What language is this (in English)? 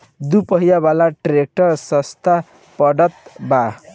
Bhojpuri